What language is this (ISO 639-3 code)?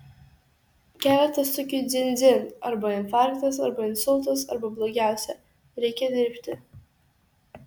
lit